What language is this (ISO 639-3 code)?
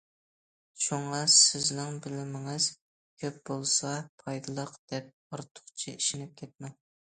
uig